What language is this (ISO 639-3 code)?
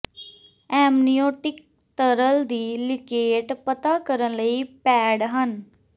pan